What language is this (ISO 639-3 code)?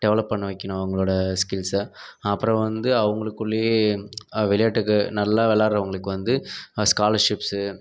tam